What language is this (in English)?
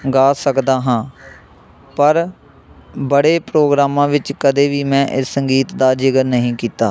Punjabi